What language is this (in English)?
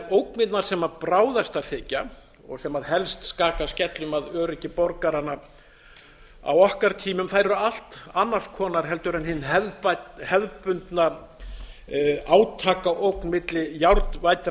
Icelandic